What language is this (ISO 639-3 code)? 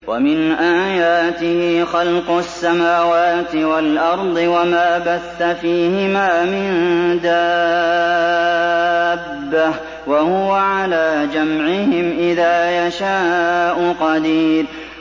ara